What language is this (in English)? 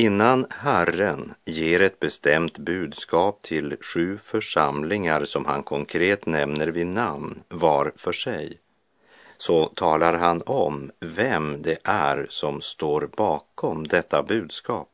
Swedish